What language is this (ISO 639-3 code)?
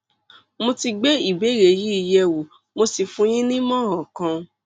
yor